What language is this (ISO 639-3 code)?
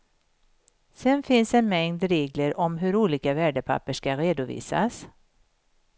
swe